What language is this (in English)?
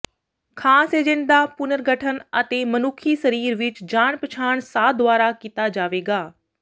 Punjabi